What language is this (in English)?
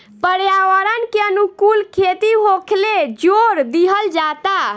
Bhojpuri